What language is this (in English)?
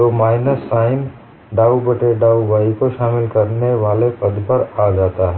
Hindi